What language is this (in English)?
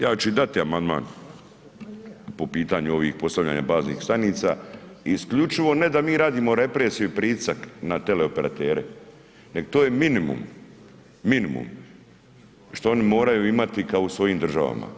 Croatian